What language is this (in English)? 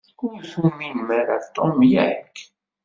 Kabyle